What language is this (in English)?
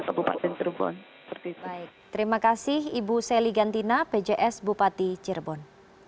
Indonesian